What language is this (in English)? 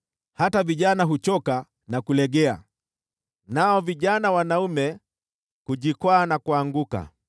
Swahili